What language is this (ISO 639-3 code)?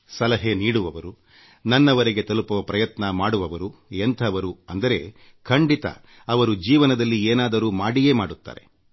kan